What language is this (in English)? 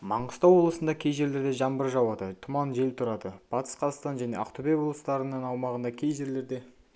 Kazakh